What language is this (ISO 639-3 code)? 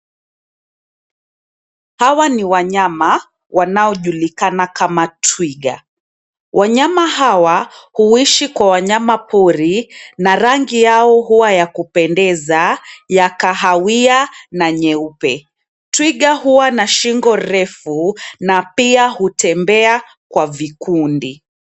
swa